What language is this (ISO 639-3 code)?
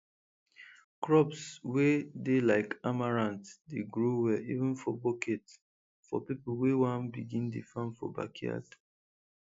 pcm